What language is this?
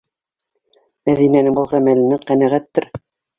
Bashkir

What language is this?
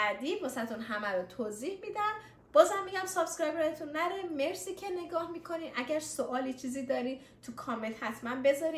Persian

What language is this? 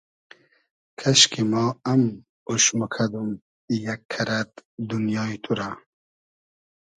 Hazaragi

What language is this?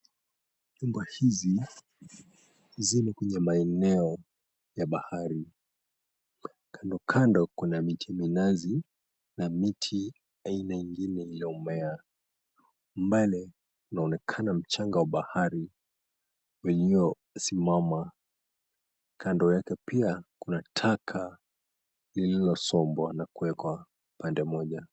Swahili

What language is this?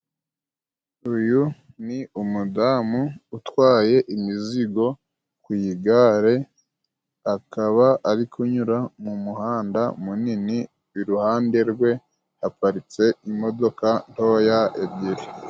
Kinyarwanda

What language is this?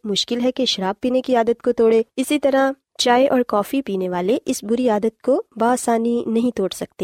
Urdu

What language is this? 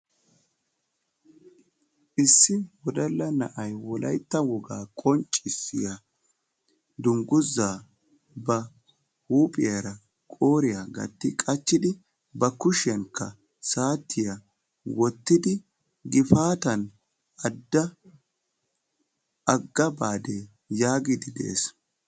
Wolaytta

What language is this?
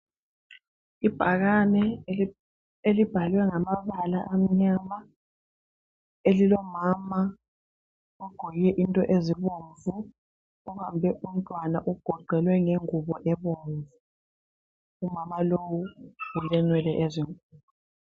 North Ndebele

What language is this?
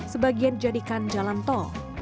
Indonesian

